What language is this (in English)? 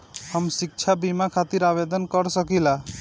Bhojpuri